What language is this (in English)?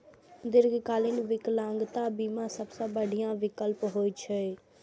Maithili